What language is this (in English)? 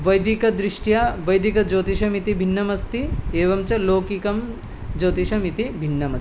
Sanskrit